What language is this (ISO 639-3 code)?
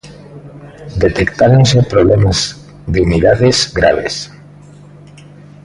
glg